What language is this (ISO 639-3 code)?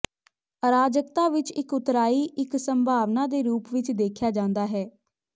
pan